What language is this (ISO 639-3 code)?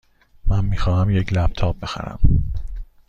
fas